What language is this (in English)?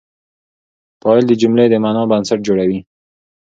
Pashto